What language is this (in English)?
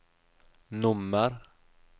Norwegian